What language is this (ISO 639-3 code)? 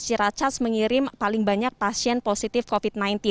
ind